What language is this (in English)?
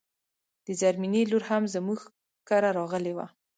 Pashto